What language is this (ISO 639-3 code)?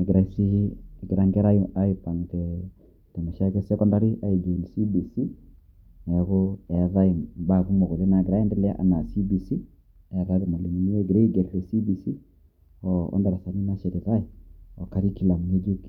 mas